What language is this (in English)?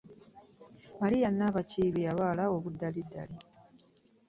Ganda